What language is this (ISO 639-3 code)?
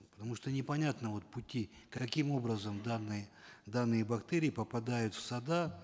kaz